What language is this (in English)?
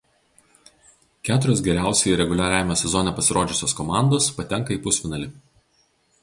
Lithuanian